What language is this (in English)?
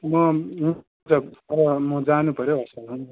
Nepali